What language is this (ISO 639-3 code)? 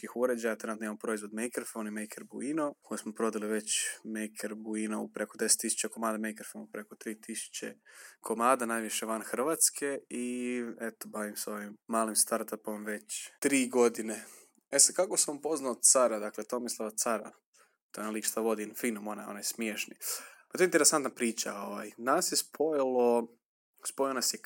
hrv